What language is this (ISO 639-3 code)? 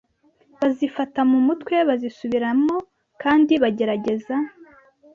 kin